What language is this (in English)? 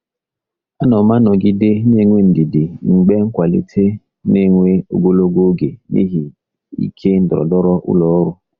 Igbo